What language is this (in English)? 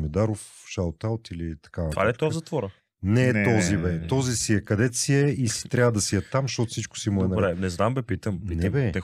Bulgarian